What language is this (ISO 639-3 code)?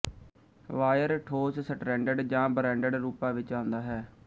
pan